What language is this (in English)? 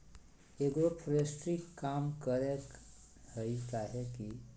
Magahi